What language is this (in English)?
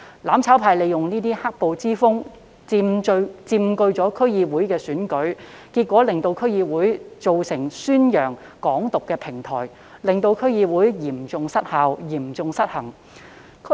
Cantonese